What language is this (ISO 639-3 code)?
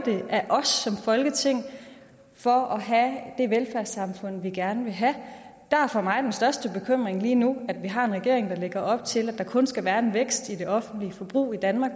dan